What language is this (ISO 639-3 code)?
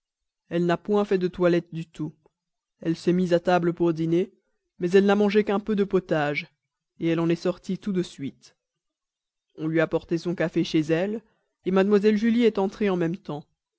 fra